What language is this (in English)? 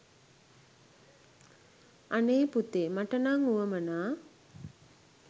Sinhala